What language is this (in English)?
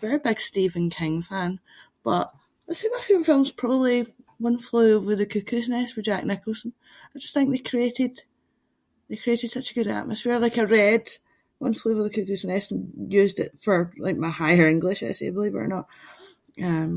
Scots